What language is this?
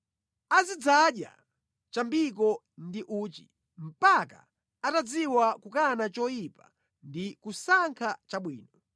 Nyanja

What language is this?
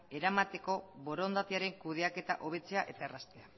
Basque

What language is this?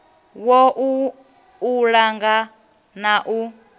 Venda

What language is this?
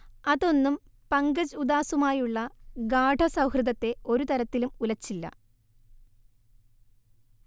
Malayalam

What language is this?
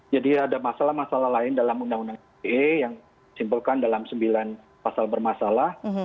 Indonesian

